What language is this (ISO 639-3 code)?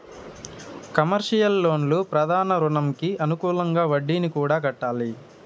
tel